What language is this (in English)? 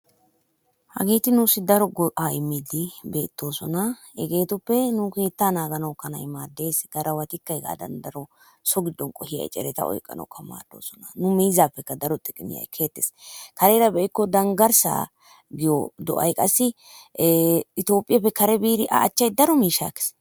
Wolaytta